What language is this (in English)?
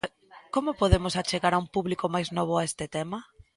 Galician